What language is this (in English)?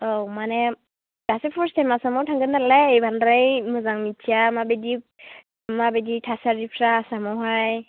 Bodo